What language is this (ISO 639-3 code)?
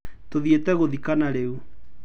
kik